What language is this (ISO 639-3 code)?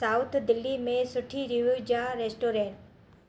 snd